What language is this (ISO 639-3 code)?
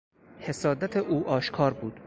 fas